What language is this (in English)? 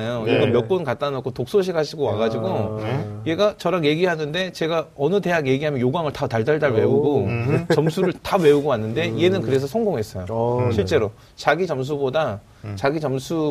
Korean